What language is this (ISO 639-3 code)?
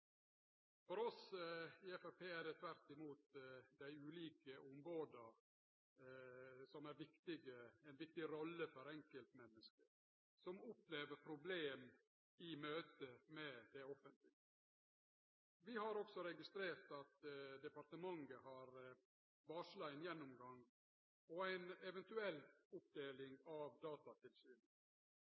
nno